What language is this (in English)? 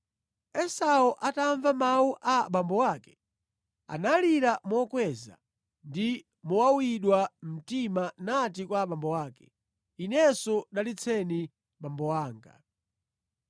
Nyanja